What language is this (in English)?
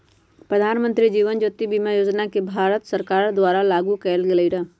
Magahi